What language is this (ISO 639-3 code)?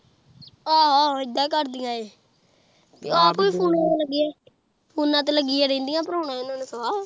pan